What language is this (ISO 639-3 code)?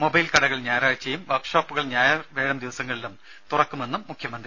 mal